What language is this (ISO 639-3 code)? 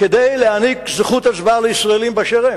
heb